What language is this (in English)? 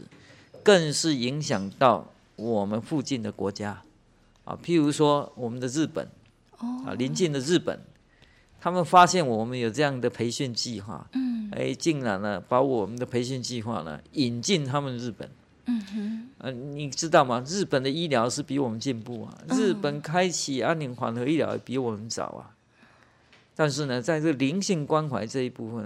Chinese